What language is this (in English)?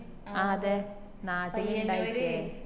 Malayalam